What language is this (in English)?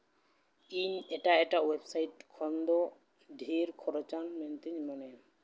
Santali